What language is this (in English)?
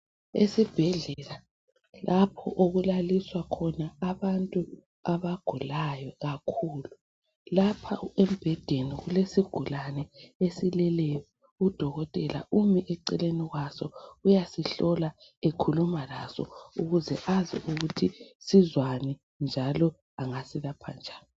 North Ndebele